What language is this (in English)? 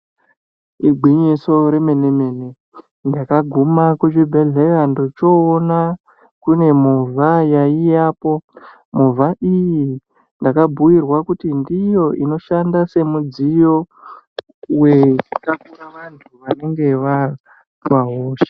Ndau